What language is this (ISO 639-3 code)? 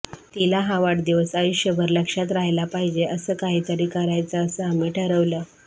mar